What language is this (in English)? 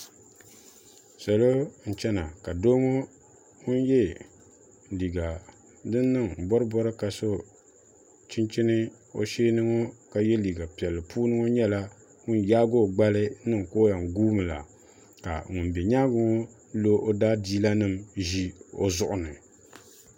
Dagbani